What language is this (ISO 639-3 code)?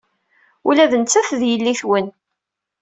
kab